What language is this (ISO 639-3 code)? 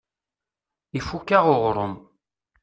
kab